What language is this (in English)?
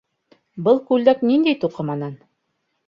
Bashkir